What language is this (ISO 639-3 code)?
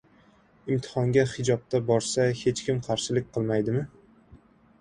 uzb